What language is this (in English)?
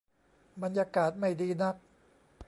Thai